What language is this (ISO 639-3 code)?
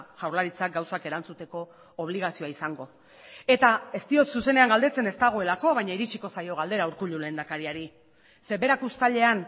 eus